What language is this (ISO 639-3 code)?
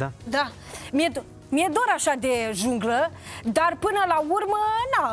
ron